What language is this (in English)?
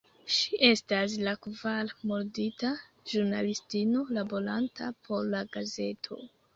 Esperanto